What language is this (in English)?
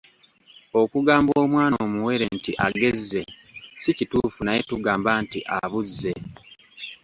Ganda